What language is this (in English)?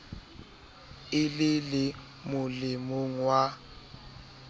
Southern Sotho